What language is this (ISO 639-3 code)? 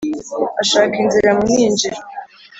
kin